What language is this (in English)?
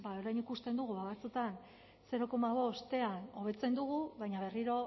Basque